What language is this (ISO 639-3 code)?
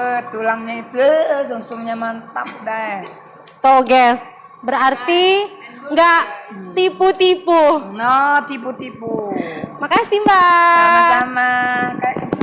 ind